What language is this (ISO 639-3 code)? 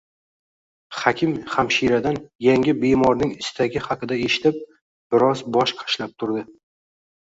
uzb